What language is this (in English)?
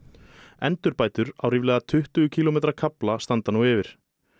Icelandic